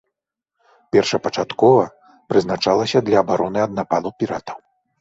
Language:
Belarusian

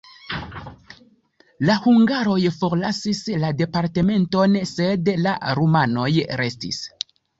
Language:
Esperanto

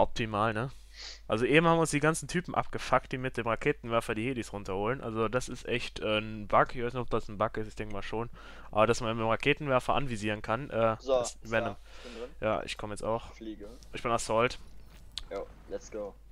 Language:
German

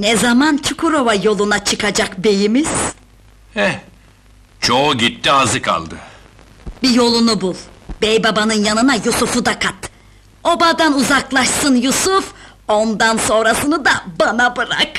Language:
Turkish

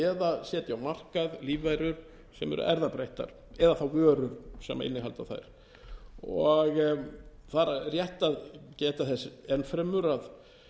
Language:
Icelandic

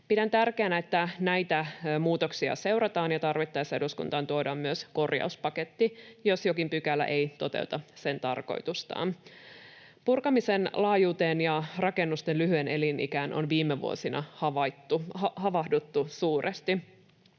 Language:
Finnish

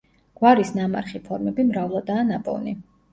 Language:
Georgian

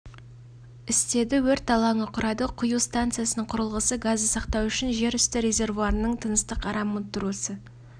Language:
Kazakh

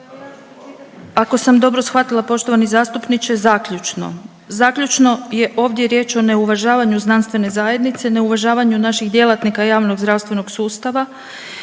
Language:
Croatian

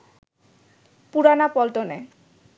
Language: Bangla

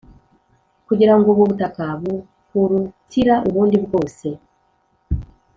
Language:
Kinyarwanda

